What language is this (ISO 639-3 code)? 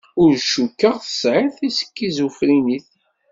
kab